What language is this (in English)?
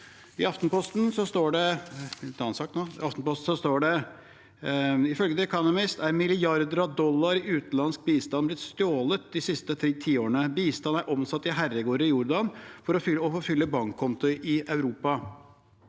Norwegian